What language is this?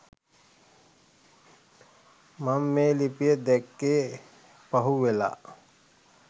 Sinhala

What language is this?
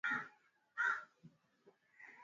Swahili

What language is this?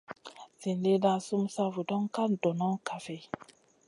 Masana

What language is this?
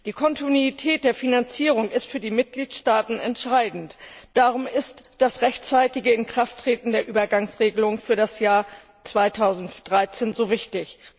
German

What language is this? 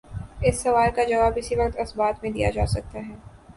Urdu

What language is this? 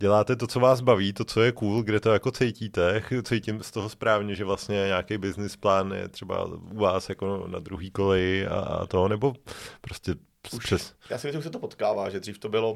Czech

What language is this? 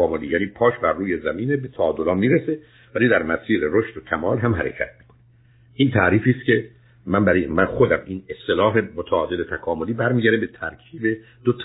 Persian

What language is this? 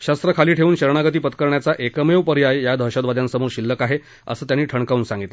Marathi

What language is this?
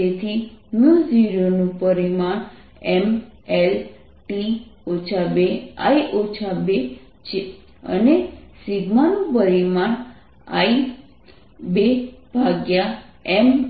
Gujarati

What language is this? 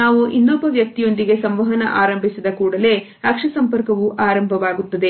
Kannada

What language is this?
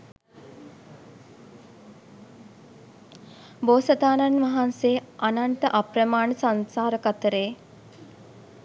Sinhala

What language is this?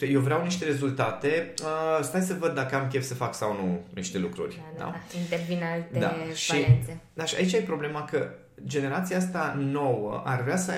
Romanian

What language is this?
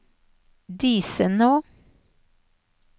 Norwegian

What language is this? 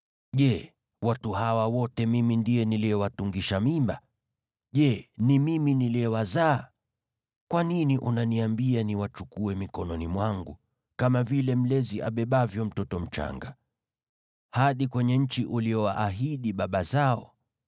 Swahili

